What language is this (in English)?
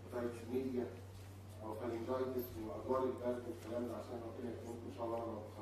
Arabic